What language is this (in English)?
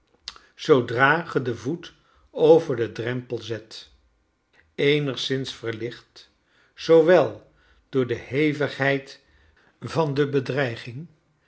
Dutch